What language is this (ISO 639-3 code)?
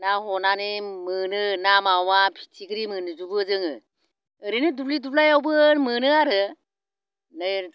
brx